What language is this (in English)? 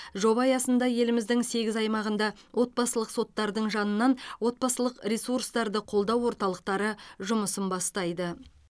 Kazakh